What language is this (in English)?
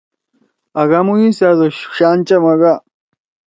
Torwali